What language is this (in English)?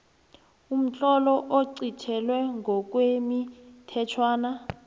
South Ndebele